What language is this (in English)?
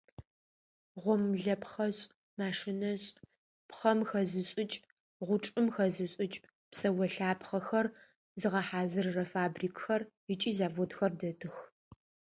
Adyghe